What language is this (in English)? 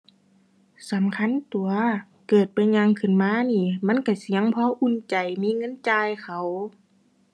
Thai